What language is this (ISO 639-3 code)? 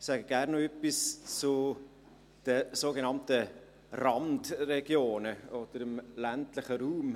gsw